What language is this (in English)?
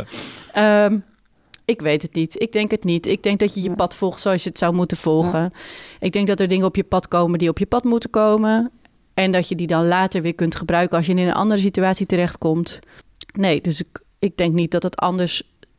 Dutch